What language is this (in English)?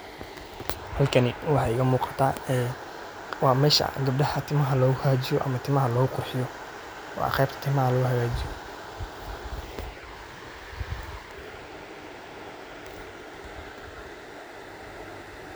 Somali